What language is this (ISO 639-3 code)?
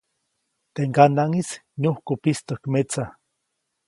zoc